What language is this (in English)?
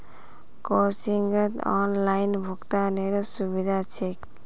Magahi